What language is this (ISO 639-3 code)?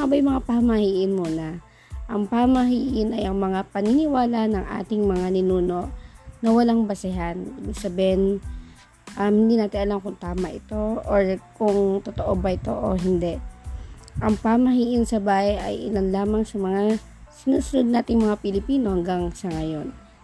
fil